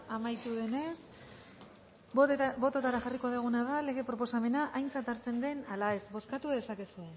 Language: Basque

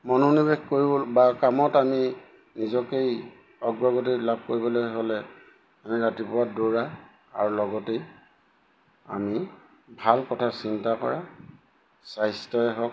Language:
Assamese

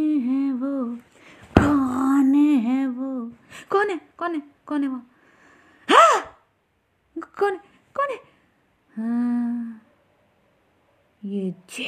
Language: Hindi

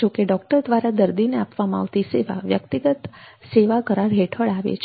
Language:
Gujarati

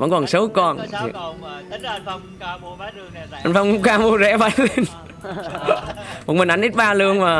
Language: Vietnamese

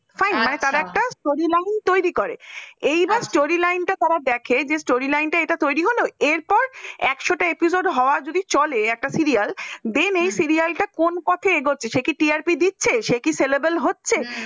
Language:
Bangla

